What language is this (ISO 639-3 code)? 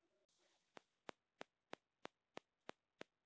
mai